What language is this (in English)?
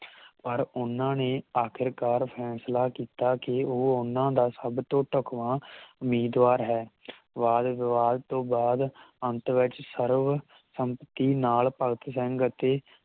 Punjabi